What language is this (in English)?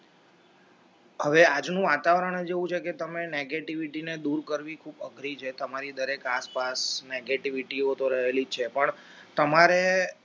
Gujarati